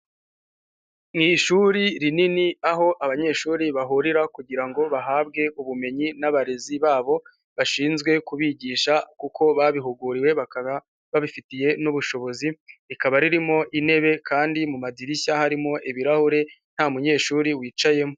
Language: Kinyarwanda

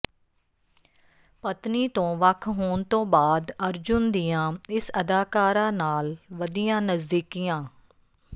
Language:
Punjabi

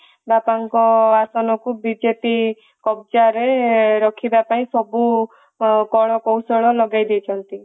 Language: Odia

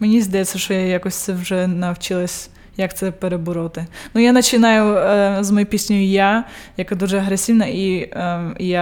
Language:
Ukrainian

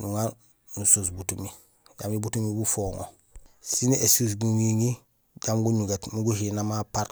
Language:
Gusilay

